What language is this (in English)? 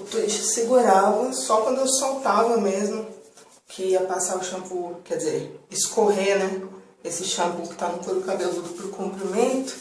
Portuguese